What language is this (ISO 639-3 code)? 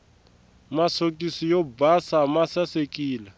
tso